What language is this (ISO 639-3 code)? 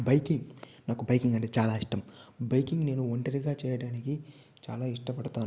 tel